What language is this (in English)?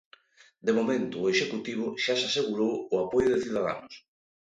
Galician